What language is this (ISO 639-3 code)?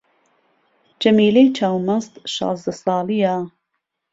ckb